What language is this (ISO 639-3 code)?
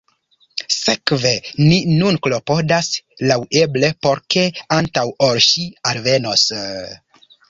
epo